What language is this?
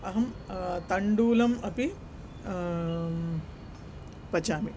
Sanskrit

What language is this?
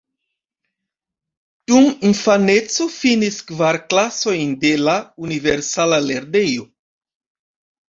Esperanto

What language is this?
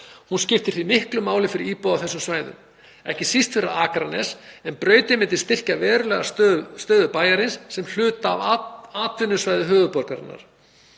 Icelandic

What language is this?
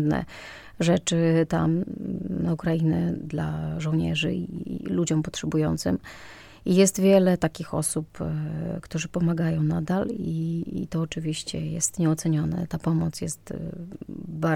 Polish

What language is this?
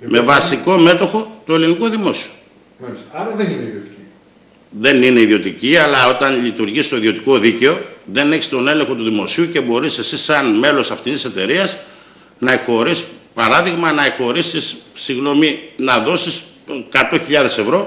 Greek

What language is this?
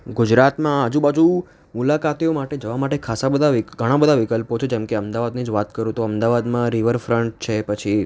Gujarati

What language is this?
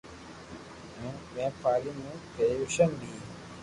Loarki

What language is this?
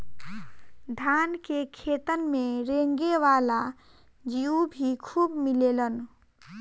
Bhojpuri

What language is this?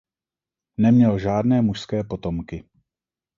Czech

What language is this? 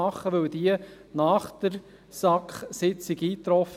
Swiss German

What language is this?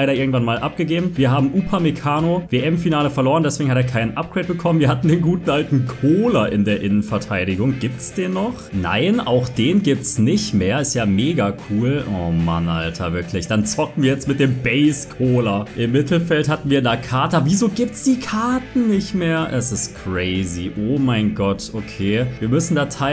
German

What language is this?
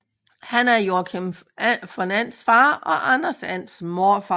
Danish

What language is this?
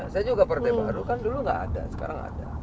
Indonesian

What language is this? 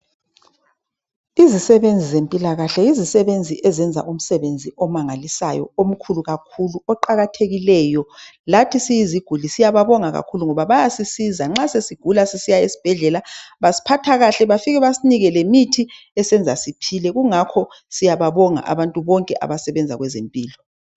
North Ndebele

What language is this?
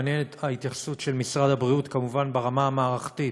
Hebrew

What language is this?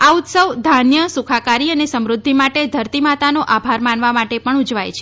Gujarati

